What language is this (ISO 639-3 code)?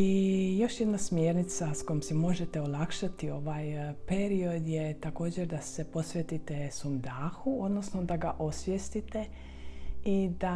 hrv